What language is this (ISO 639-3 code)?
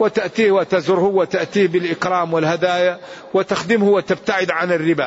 ara